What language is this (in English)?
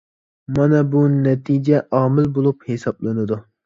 Uyghur